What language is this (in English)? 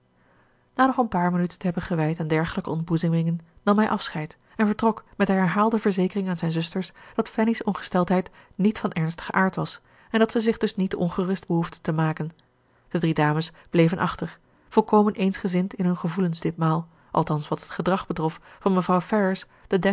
Dutch